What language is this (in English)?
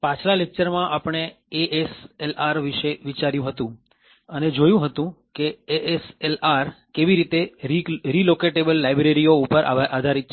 Gujarati